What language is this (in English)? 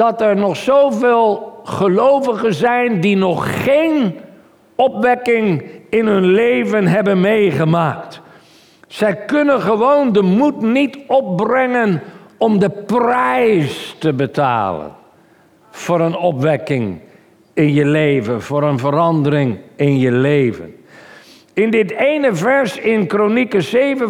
Dutch